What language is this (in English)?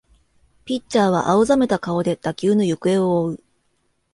Japanese